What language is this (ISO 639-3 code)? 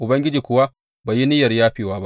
hau